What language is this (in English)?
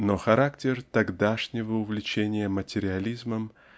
Russian